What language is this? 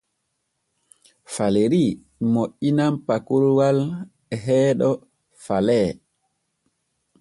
Borgu Fulfulde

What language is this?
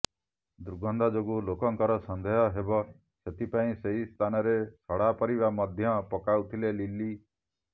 Odia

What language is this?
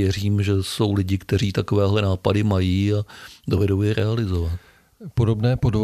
Czech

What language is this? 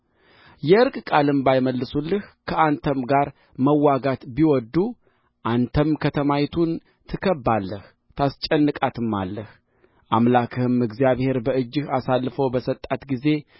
Amharic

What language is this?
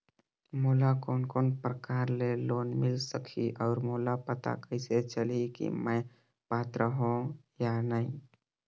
Chhattisgarhi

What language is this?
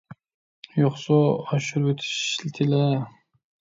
Uyghur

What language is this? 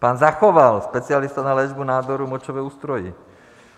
Czech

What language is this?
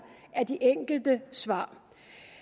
Danish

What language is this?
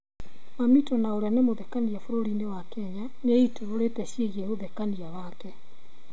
Kikuyu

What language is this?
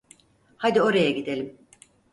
Turkish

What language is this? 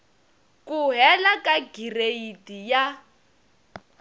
Tsonga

